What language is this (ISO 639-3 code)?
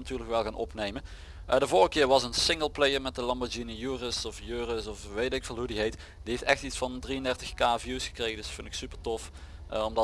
nld